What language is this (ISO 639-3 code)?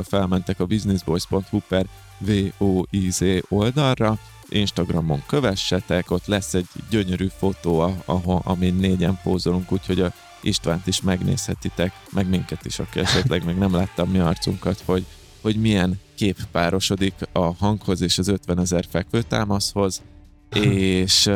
hun